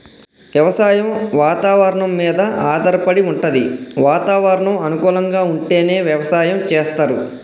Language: Telugu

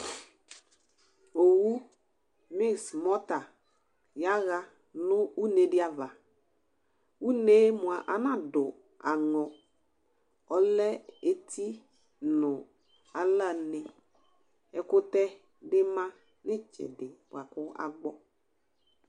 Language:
Ikposo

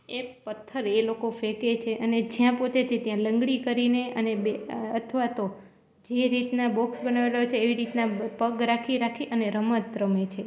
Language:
Gujarati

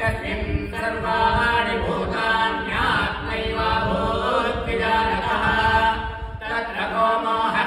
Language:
Thai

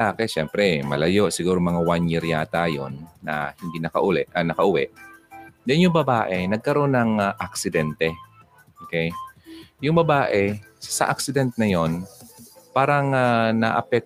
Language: Filipino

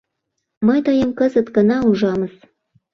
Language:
Mari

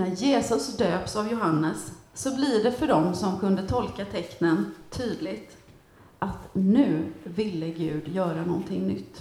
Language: Swedish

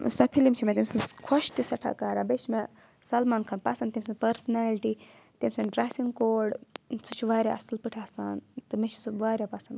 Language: Kashmiri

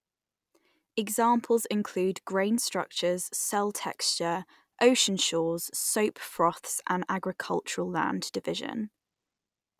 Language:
English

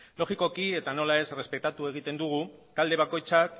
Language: Basque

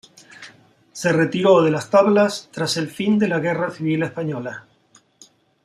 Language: Spanish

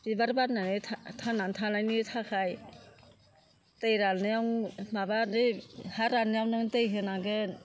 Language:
Bodo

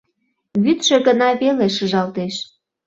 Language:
Mari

